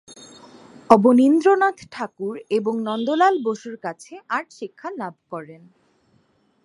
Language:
Bangla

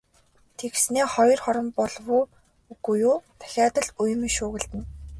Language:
Mongolian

